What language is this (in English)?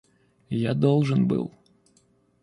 Russian